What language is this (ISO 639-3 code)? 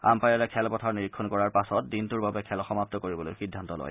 asm